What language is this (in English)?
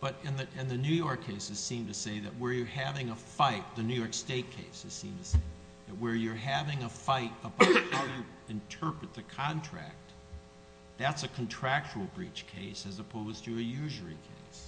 English